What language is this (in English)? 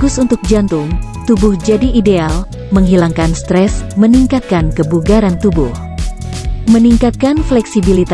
Indonesian